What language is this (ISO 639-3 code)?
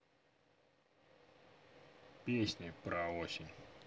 rus